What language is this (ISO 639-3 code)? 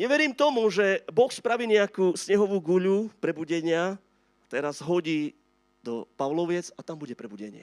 slk